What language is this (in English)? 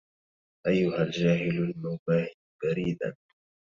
Arabic